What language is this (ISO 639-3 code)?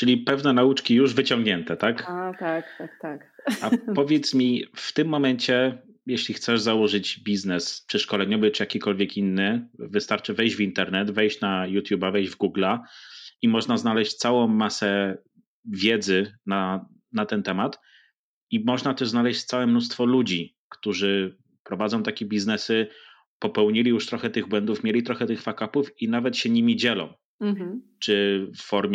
pol